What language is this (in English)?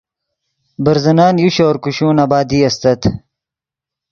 Yidgha